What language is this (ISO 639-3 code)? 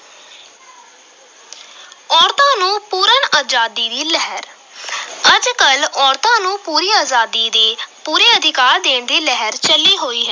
pan